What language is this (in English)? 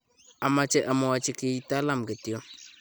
Kalenjin